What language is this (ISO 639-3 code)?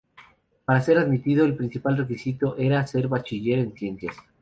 spa